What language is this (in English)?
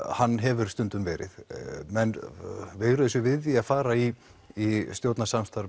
Icelandic